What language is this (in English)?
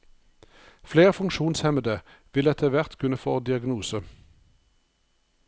Norwegian